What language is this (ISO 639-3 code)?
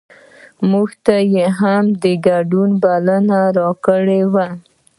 pus